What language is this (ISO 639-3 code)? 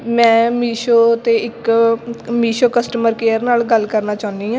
pan